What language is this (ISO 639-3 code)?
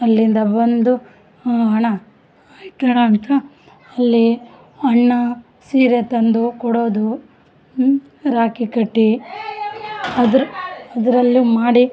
kan